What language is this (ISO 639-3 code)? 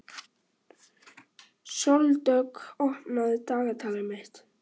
isl